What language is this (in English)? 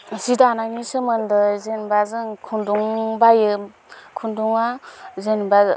Bodo